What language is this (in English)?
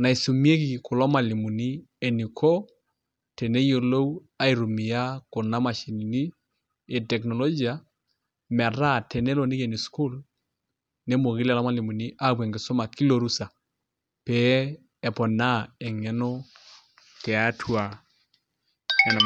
Masai